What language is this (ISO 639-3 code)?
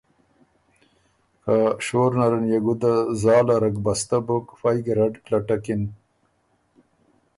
oru